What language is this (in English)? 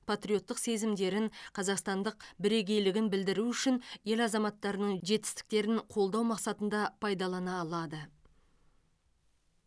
Kazakh